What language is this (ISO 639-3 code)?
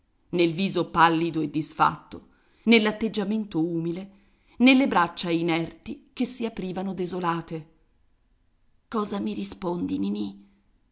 ita